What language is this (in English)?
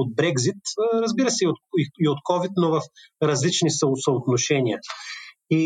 Bulgarian